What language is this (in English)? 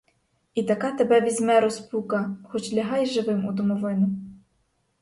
Ukrainian